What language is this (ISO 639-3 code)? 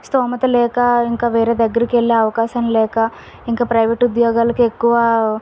tel